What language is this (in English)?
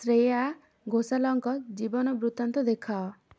Odia